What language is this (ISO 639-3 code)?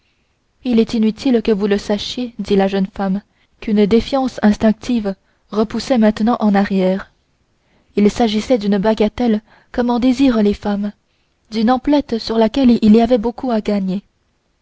fra